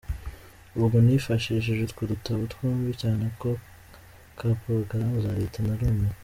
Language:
Kinyarwanda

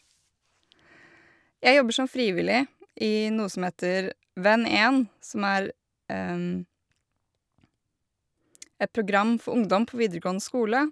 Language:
Norwegian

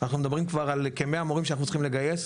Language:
Hebrew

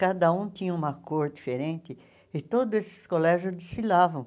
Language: Portuguese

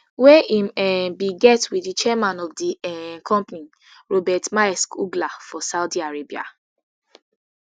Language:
Nigerian Pidgin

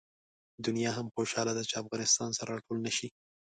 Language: Pashto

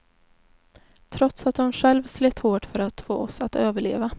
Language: Swedish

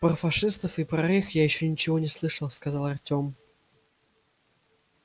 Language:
Russian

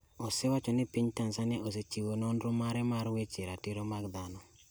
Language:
Luo (Kenya and Tanzania)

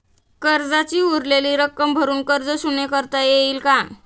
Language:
Marathi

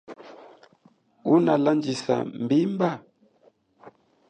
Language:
Chokwe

